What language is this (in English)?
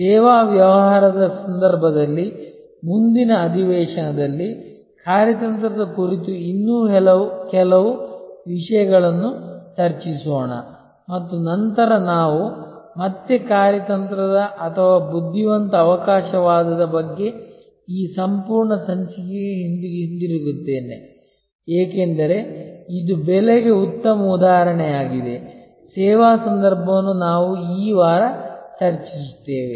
Kannada